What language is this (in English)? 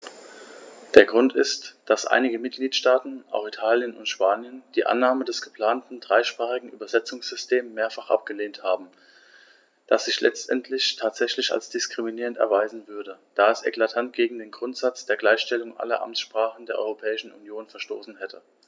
German